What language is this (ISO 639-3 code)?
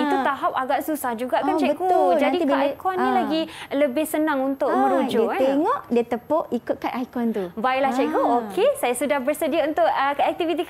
msa